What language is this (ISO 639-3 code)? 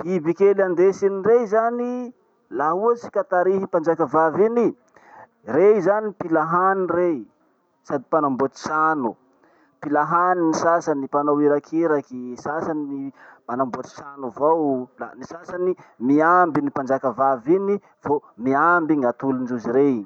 msh